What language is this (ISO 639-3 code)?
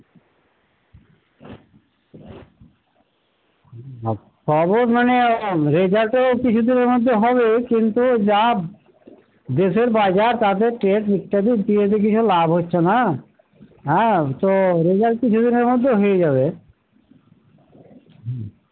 ben